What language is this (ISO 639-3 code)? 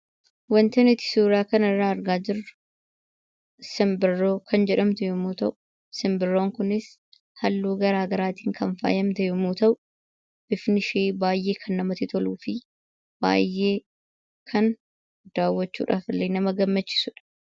orm